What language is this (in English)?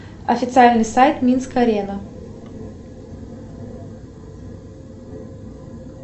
Russian